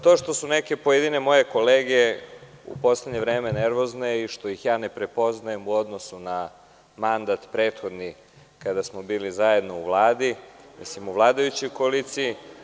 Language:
Serbian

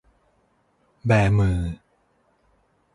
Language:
Thai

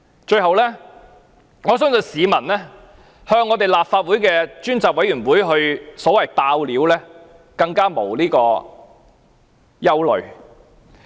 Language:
Cantonese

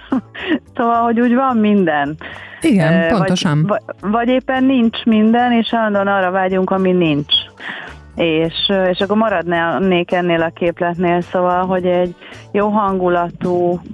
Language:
Hungarian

